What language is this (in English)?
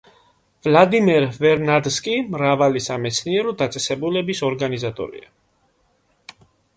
Georgian